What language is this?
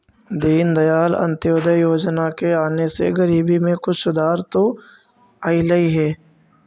Magahi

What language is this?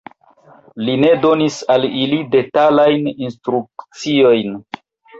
Esperanto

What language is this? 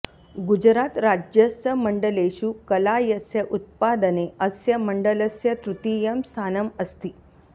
Sanskrit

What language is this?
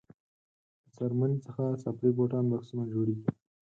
Pashto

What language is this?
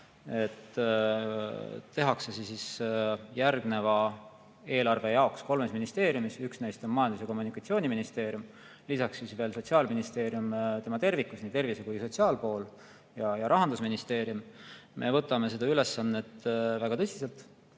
Estonian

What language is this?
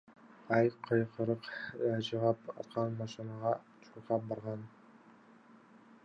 Kyrgyz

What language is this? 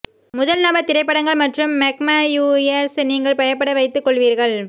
Tamil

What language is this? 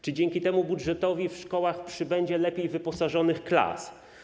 Polish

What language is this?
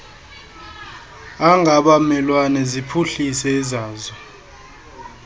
Xhosa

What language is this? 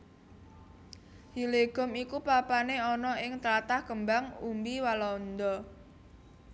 Javanese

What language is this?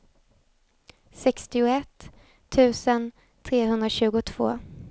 Swedish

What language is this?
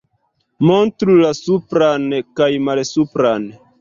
Esperanto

